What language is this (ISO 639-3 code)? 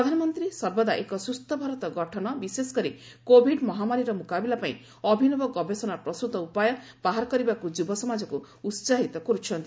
ori